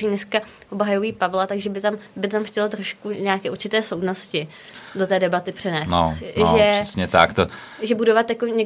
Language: Czech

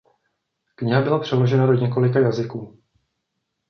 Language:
Czech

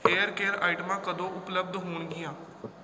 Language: Punjabi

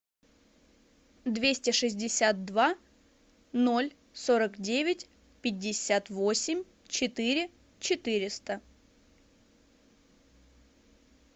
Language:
Russian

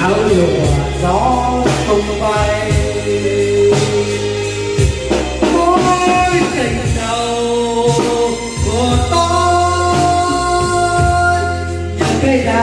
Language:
Vietnamese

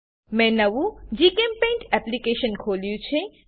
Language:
Gujarati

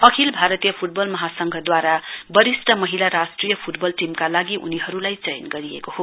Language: Nepali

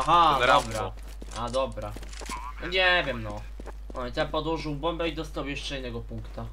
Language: Polish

